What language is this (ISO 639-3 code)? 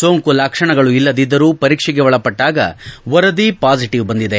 kan